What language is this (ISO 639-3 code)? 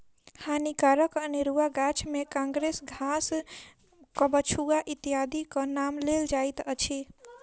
mai